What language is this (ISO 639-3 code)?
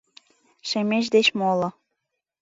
chm